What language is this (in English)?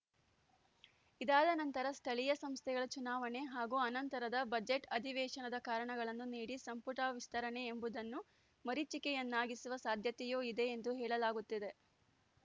Kannada